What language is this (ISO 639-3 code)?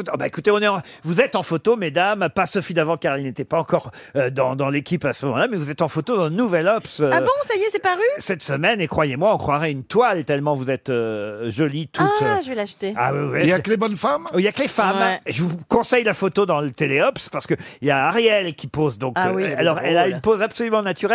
fra